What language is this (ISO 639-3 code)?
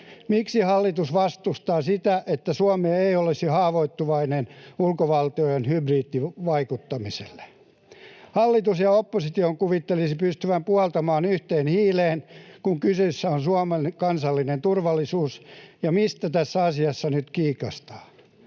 fin